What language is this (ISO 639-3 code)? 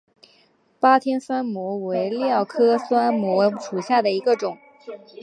zho